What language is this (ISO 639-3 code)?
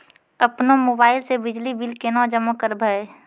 mai